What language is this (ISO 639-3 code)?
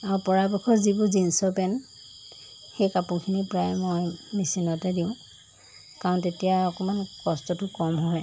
asm